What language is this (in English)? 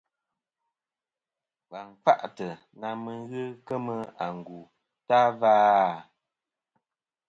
Kom